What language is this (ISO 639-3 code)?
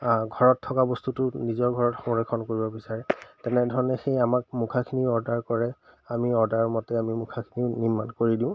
asm